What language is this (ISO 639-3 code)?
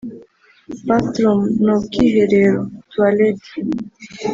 kin